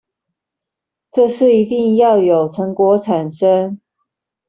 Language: Chinese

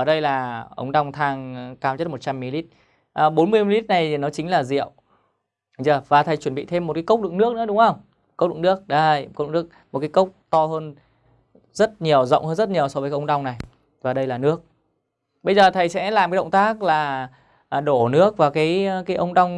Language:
Vietnamese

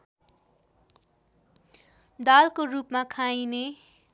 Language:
Nepali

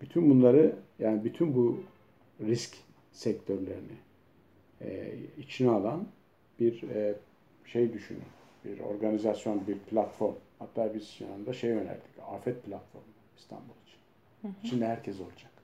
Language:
Turkish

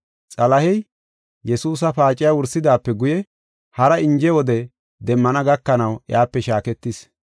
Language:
Gofa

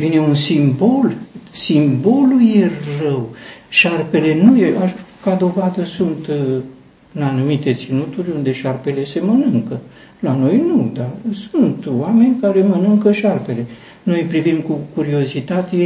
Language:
Romanian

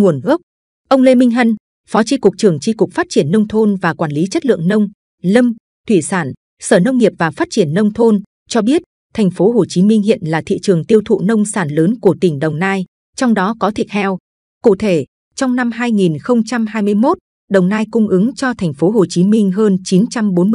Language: Vietnamese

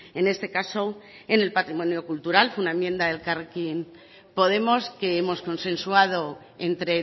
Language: Spanish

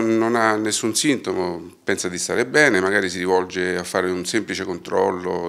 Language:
Italian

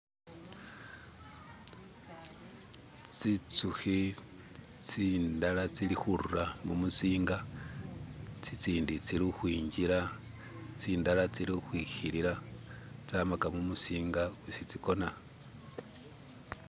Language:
Masaaba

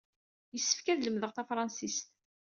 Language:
Kabyle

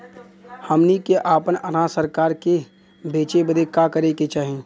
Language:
Bhojpuri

